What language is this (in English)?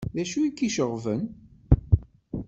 Kabyle